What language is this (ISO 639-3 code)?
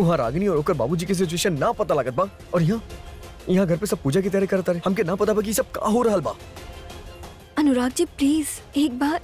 hin